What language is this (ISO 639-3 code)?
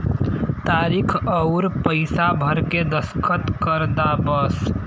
bho